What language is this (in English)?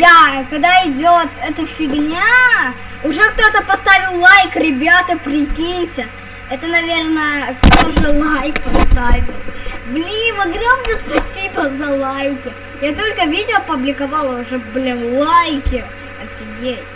Russian